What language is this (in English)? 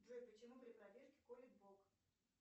Russian